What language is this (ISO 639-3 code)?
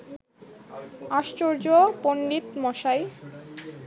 ben